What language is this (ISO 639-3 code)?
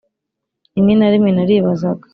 kin